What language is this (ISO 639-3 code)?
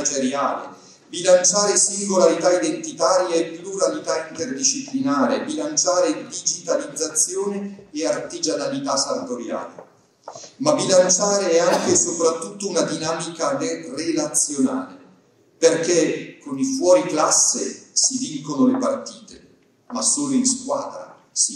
ita